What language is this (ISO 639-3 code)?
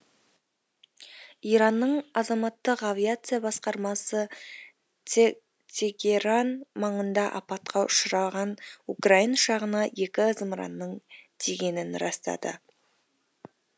kaz